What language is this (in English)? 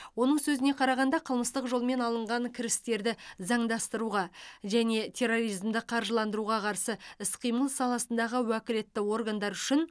Kazakh